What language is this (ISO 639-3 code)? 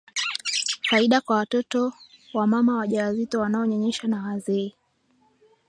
swa